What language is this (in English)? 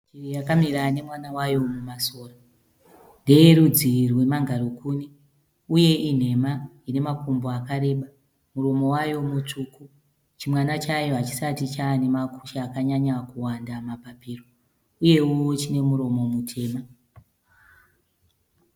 Shona